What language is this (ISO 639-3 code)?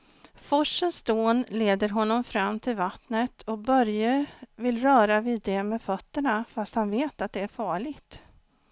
swe